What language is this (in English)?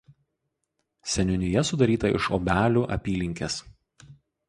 Lithuanian